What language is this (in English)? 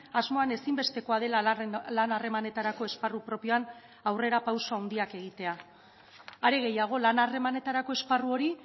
Basque